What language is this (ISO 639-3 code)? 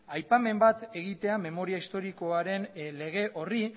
eus